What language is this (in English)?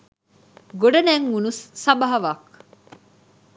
Sinhala